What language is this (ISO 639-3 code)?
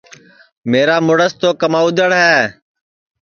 ssi